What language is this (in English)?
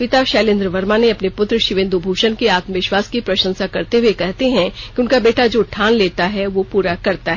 Hindi